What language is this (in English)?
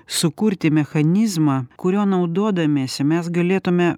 Lithuanian